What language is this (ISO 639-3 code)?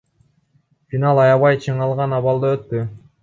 kir